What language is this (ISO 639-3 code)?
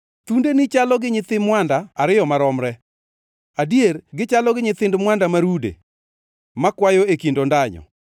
luo